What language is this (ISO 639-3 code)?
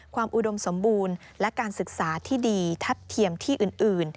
tha